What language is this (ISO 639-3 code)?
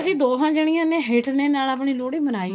pan